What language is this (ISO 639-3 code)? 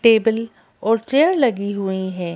hin